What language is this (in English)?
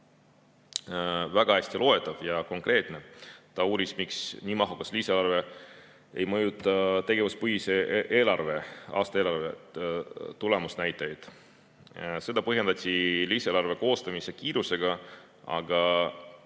Estonian